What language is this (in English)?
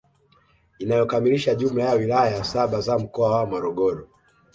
Swahili